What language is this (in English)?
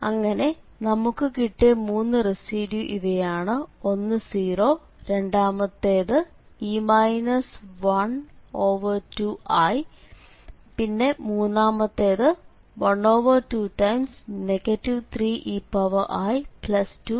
Malayalam